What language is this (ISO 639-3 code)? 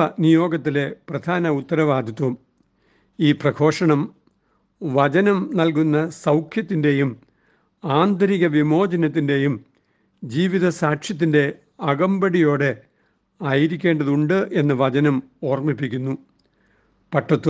mal